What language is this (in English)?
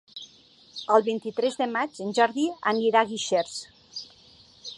Catalan